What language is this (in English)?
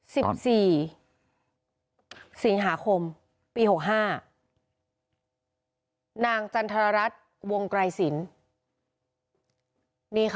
Thai